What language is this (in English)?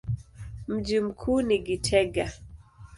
Swahili